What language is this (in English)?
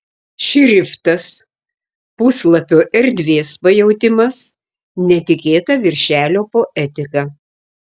Lithuanian